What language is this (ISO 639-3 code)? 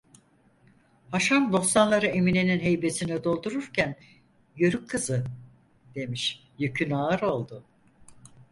tur